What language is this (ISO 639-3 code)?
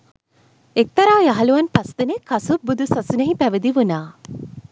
sin